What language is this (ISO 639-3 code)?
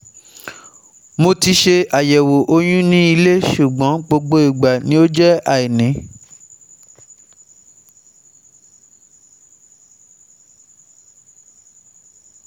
yor